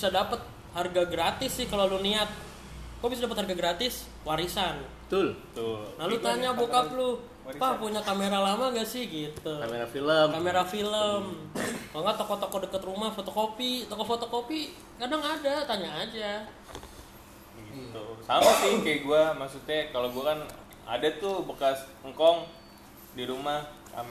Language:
Indonesian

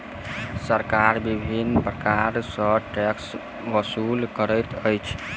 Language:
Maithili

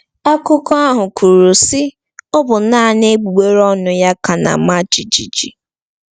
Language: Igbo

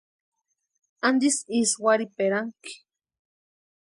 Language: Western Highland Purepecha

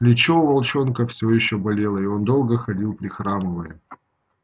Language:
Russian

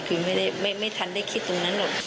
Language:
Thai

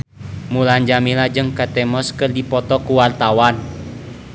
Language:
Sundanese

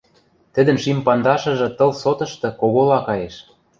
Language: Western Mari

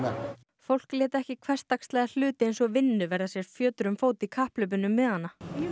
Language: Icelandic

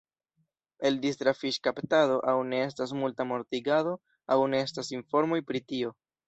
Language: Esperanto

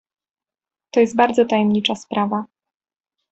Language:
Polish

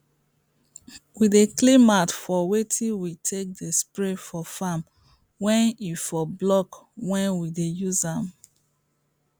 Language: Nigerian Pidgin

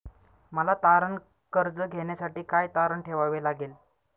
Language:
Marathi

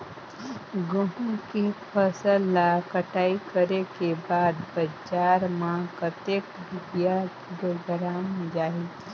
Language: Chhattisgarhi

